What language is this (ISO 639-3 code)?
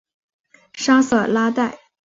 zho